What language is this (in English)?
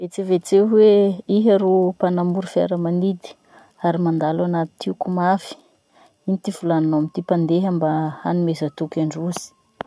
Masikoro Malagasy